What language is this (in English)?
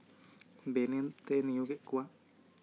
Santali